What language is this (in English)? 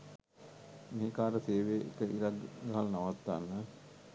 Sinhala